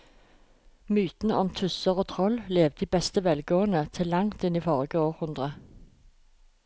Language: Norwegian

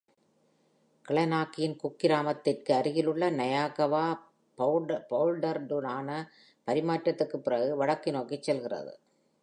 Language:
Tamil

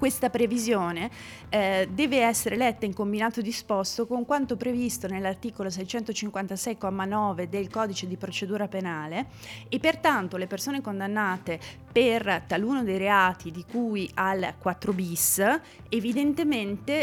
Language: Italian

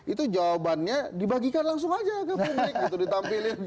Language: Indonesian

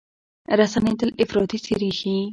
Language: Pashto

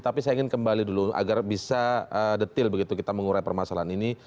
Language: Indonesian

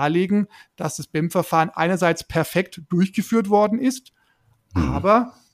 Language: German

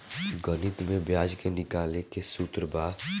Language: Bhojpuri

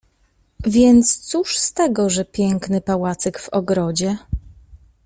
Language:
Polish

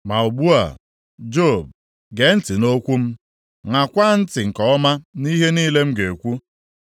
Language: Igbo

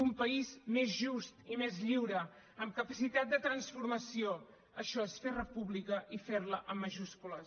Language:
Catalan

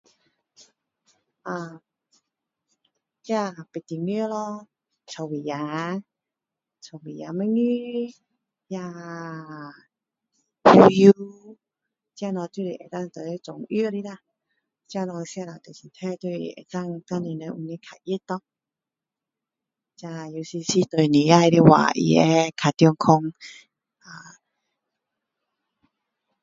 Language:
Min Dong Chinese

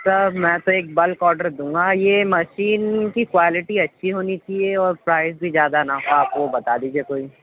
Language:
Urdu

